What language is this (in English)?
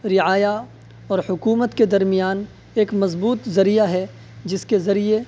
Urdu